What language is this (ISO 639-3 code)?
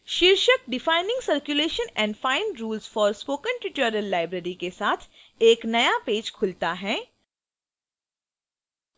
hin